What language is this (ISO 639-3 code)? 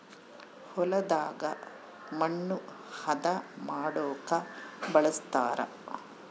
kan